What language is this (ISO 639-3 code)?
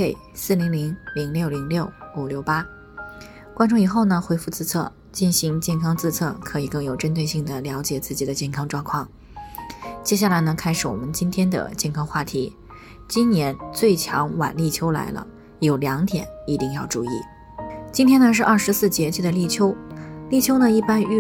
zho